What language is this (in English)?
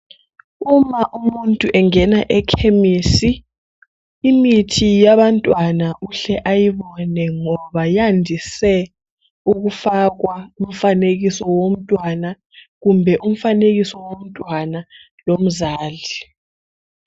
North Ndebele